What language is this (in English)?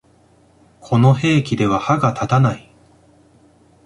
Japanese